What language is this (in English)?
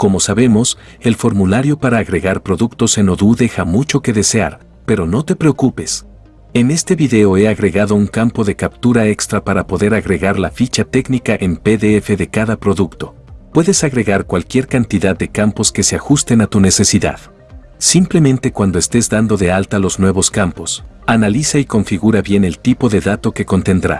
Spanish